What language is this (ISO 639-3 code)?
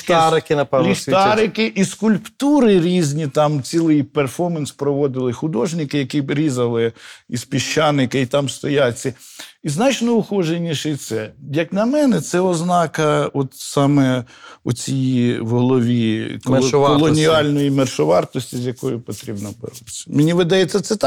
ukr